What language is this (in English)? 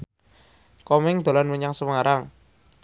Javanese